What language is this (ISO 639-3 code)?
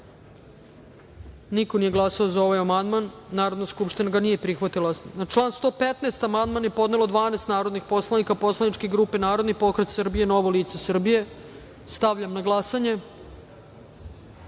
srp